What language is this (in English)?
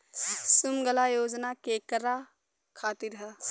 Bhojpuri